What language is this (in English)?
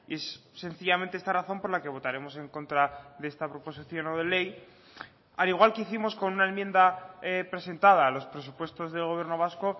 Spanish